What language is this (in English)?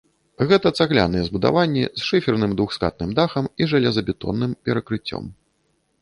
Belarusian